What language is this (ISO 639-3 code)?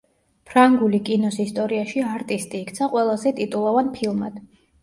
kat